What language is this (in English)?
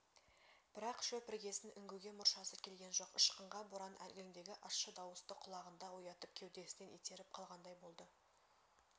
Kazakh